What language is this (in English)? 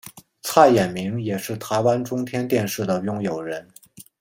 Chinese